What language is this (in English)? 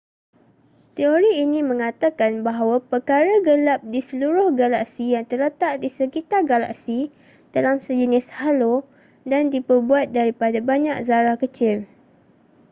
Malay